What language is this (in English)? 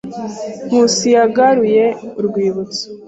Kinyarwanda